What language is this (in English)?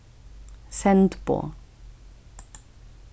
Faroese